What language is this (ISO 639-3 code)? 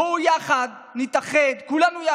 heb